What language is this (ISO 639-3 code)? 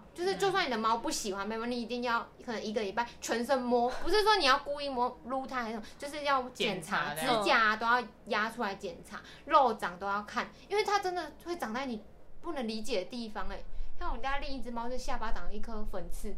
zho